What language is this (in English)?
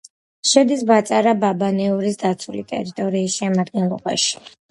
Georgian